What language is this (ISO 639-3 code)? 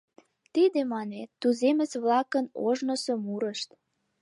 chm